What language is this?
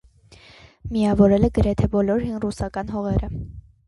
Armenian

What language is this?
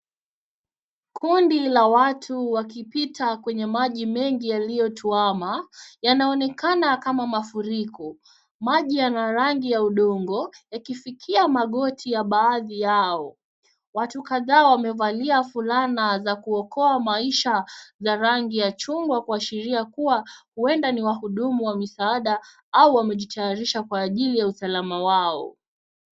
Swahili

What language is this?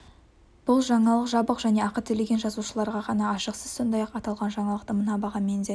Kazakh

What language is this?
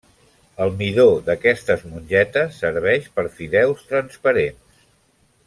Catalan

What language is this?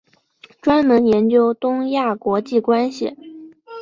Chinese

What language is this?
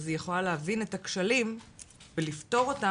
Hebrew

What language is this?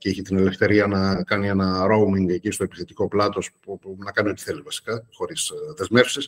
Greek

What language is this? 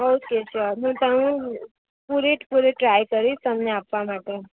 Gujarati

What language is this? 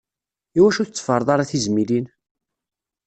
Kabyle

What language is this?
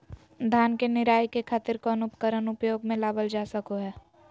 Magahi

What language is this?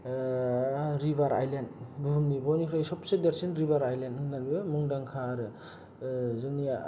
Bodo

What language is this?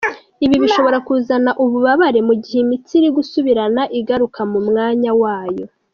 Kinyarwanda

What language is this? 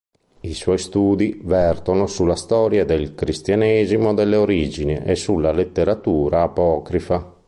Italian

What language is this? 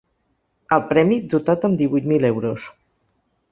Catalan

